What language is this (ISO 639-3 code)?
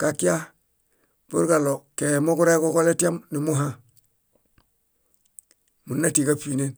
bda